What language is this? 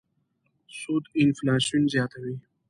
Pashto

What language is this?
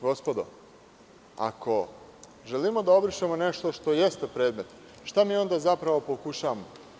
Serbian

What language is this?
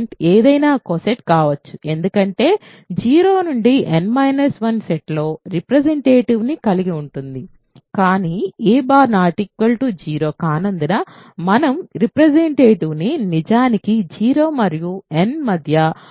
Telugu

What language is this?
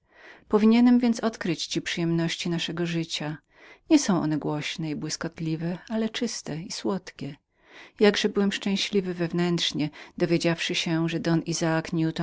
Polish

